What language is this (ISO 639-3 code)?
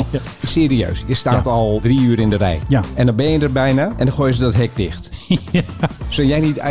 nld